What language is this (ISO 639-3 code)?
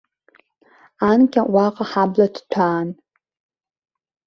abk